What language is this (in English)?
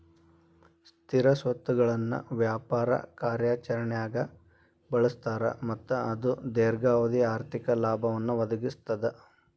Kannada